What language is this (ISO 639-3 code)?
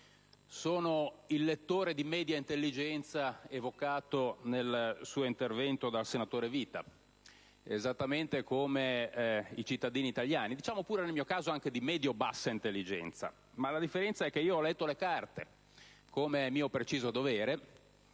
ita